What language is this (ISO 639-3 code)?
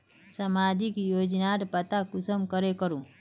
mag